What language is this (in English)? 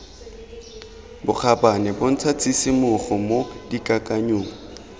Tswana